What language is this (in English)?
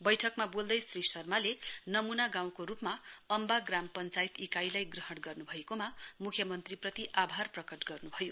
Nepali